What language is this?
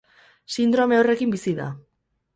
Basque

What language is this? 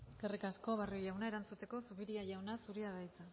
Basque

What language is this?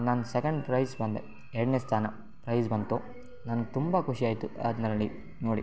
Kannada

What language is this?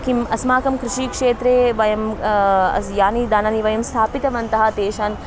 Sanskrit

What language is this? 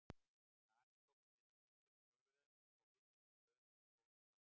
Icelandic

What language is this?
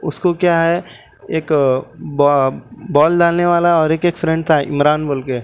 Urdu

